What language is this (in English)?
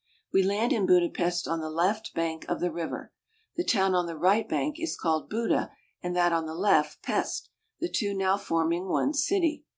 English